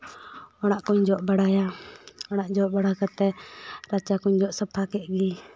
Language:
Santali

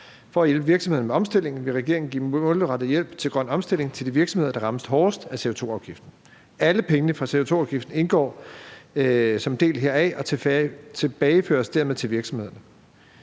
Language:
Danish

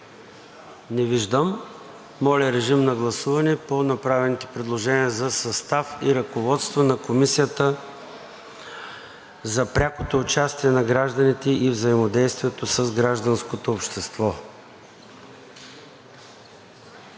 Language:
Bulgarian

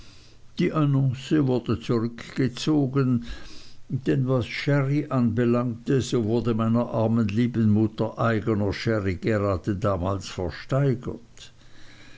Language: German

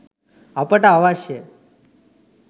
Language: Sinhala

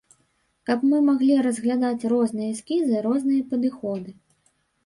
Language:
Belarusian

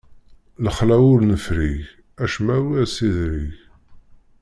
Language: Kabyle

